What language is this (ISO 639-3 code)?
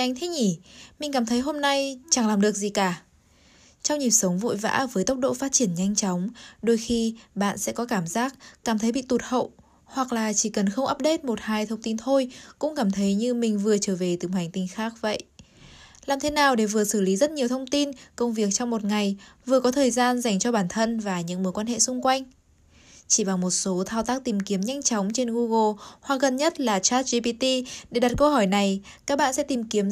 vie